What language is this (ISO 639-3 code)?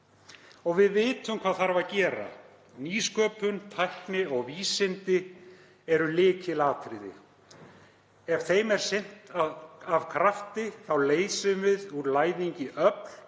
isl